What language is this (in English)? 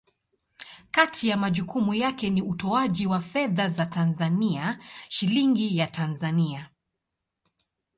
Swahili